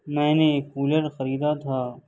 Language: Urdu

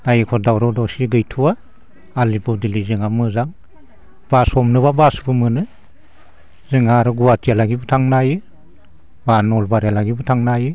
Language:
Bodo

